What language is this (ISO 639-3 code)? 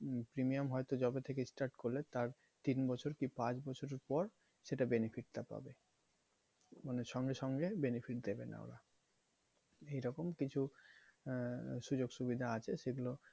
ben